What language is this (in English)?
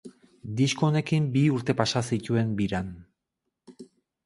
Basque